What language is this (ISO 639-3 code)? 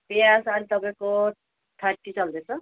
nep